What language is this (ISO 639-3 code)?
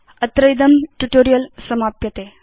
san